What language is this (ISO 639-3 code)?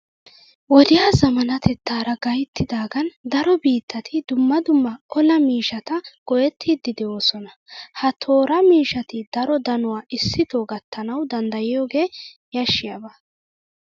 wal